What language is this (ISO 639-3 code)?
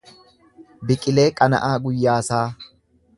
orm